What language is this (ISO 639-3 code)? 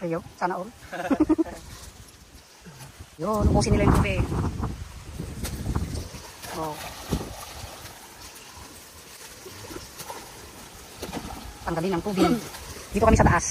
fil